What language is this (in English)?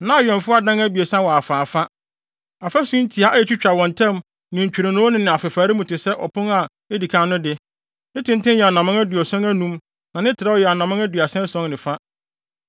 Akan